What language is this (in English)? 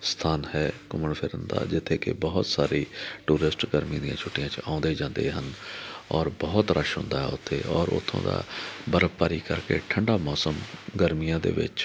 Punjabi